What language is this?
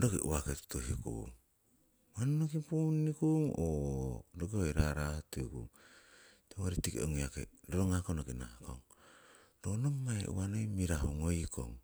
Siwai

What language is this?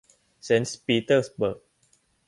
Thai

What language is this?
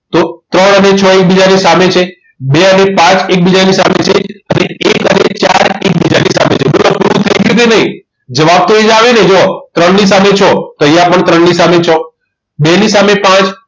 Gujarati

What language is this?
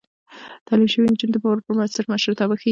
Pashto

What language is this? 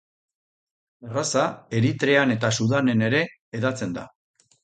Basque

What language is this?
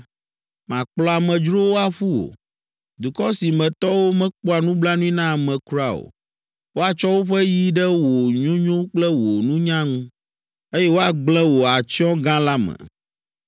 Ewe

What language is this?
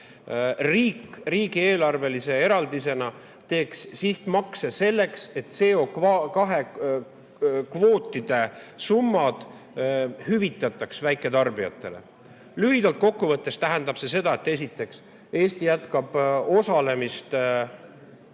Estonian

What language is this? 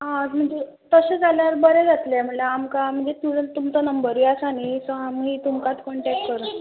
Konkani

